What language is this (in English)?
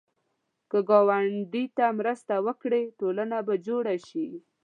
Pashto